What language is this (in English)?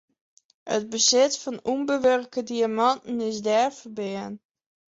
Western Frisian